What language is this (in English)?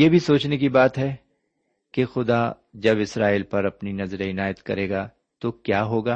Urdu